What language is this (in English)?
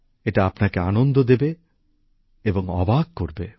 Bangla